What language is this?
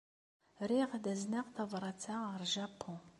Kabyle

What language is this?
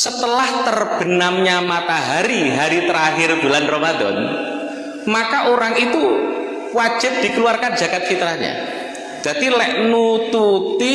Indonesian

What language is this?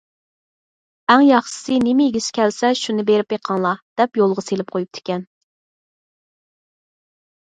Uyghur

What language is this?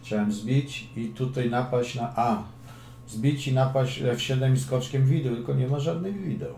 Polish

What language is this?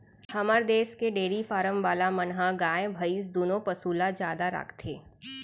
Chhattisgarhi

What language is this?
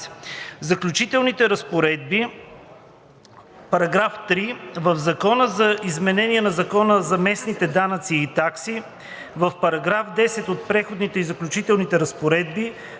Bulgarian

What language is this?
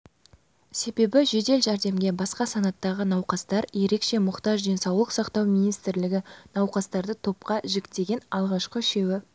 Kazakh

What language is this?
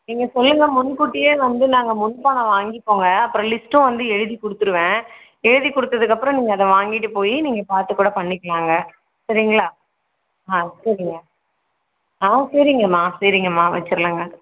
Tamil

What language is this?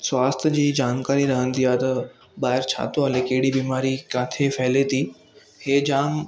Sindhi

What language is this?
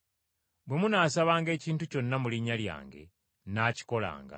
Ganda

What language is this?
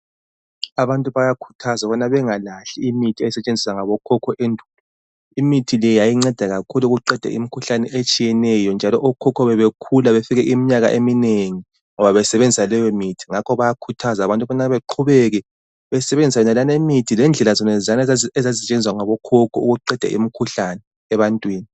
North Ndebele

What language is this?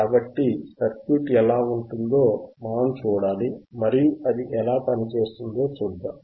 Telugu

